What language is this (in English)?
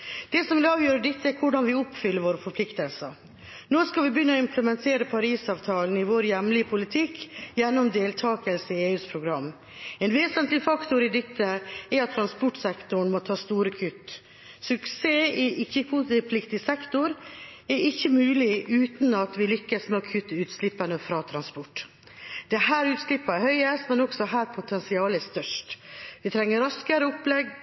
Norwegian Bokmål